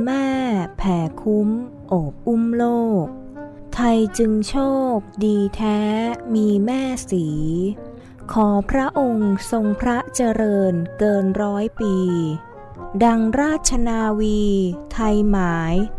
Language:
Thai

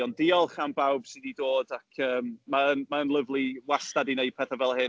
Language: Welsh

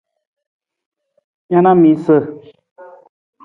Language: Nawdm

